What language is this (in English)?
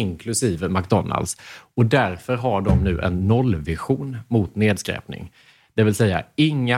Swedish